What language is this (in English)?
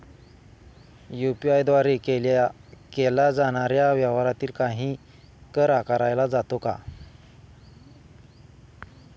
Marathi